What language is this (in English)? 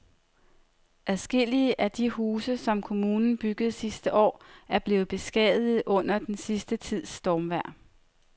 Danish